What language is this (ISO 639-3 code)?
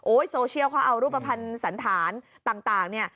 tha